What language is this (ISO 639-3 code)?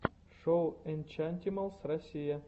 rus